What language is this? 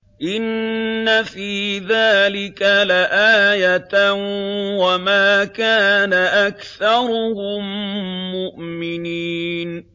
Arabic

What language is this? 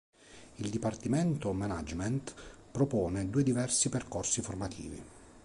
Italian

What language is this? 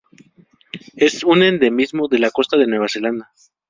Spanish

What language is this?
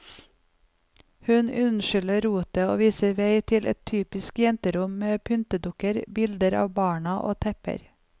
Norwegian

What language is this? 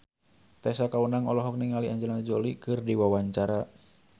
Sundanese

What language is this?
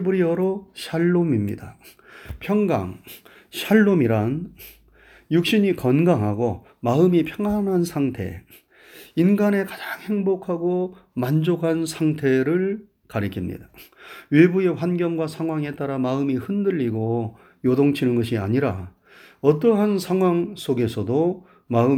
Korean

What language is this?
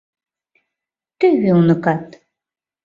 Mari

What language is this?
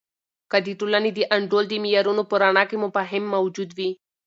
Pashto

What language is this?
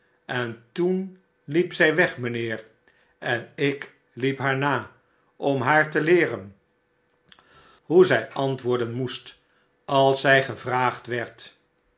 Dutch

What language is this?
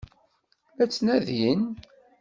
Kabyle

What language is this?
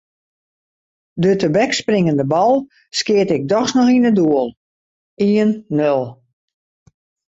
Western Frisian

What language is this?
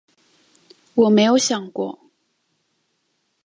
Chinese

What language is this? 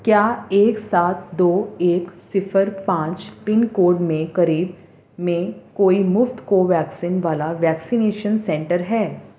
Urdu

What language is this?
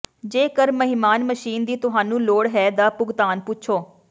Punjabi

